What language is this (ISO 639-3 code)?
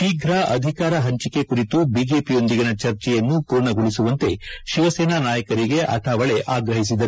kan